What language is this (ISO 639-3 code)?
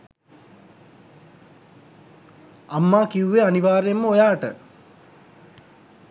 sin